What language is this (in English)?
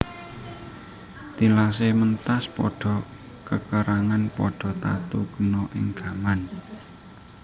Javanese